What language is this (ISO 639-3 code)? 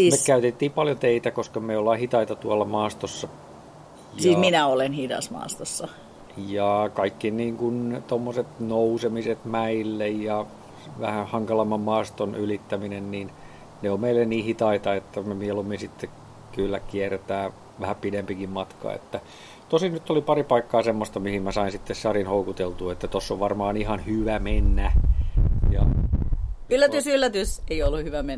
fin